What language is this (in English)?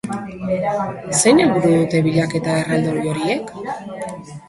Basque